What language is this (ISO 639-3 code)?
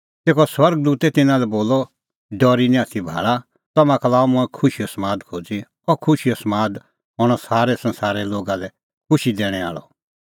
kfx